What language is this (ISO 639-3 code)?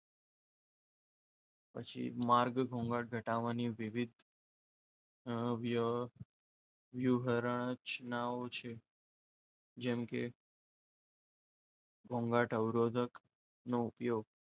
guj